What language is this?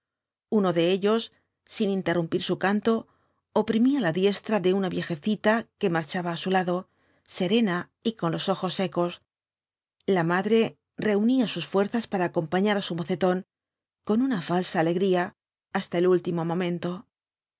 Spanish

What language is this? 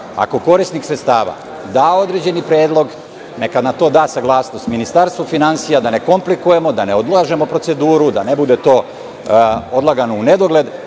Serbian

